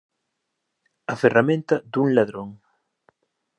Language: Galician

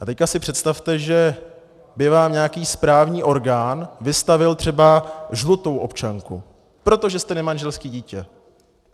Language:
Czech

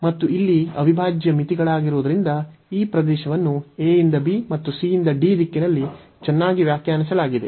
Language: Kannada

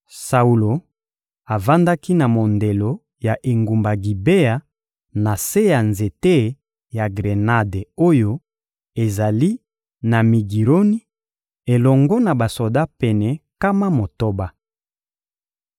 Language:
Lingala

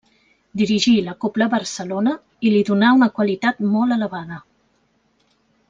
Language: Catalan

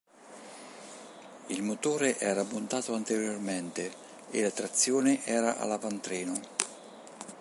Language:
Italian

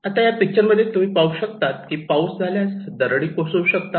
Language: Marathi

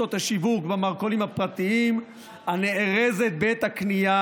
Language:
Hebrew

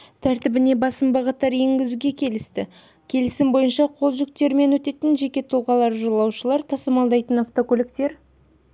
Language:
Kazakh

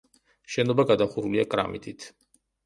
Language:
Georgian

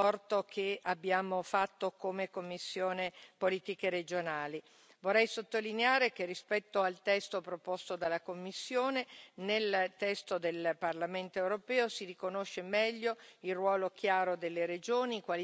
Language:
Italian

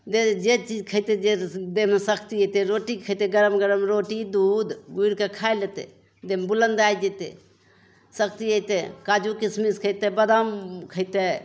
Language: Maithili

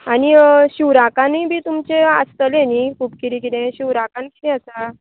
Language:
Konkani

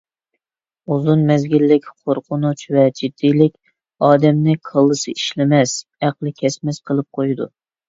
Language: Uyghur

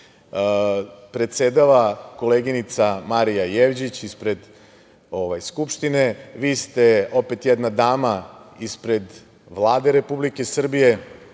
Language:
Serbian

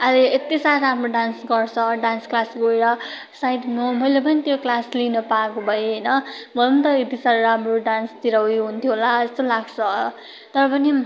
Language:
Nepali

